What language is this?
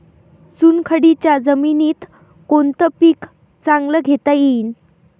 Marathi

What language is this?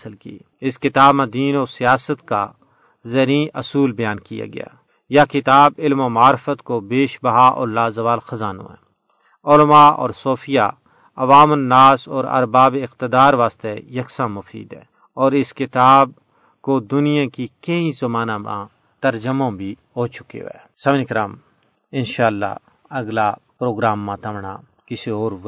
Urdu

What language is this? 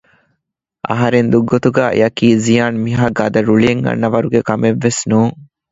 Divehi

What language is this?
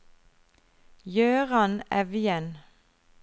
Norwegian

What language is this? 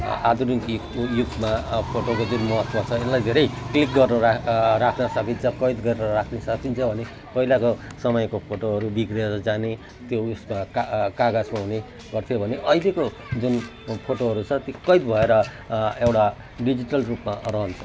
Nepali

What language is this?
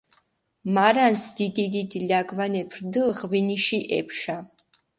Mingrelian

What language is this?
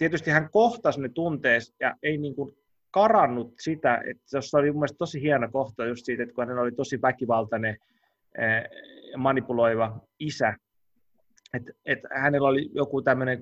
Finnish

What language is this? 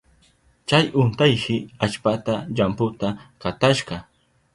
Southern Pastaza Quechua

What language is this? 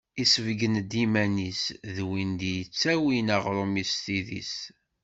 Kabyle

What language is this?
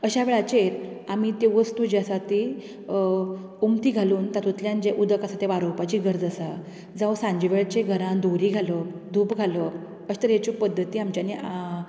Konkani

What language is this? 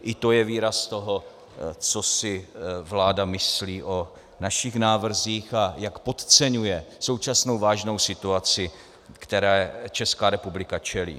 Czech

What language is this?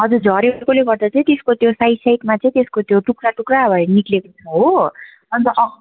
Nepali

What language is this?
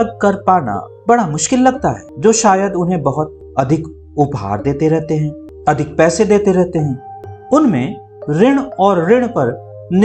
Hindi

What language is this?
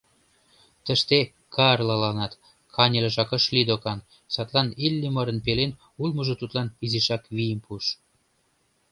Mari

